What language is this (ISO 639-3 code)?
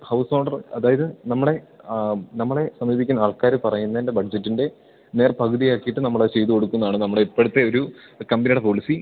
mal